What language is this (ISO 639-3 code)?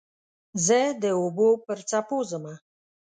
pus